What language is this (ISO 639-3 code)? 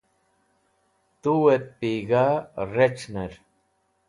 wbl